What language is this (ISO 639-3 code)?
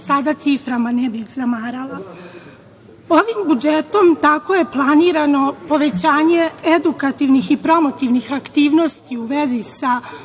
srp